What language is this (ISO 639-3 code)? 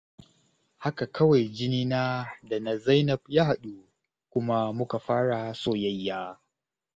hau